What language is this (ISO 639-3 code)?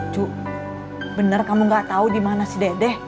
ind